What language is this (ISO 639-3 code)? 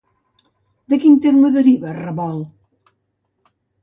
cat